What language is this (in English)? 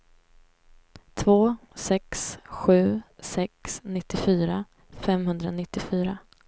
Swedish